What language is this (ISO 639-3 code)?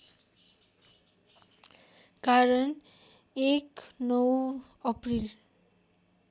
nep